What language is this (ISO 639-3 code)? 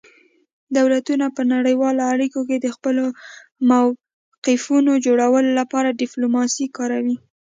pus